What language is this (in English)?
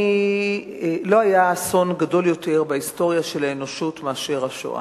Hebrew